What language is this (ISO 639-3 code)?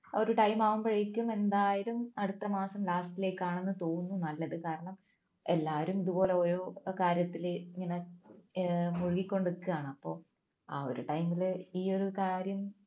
mal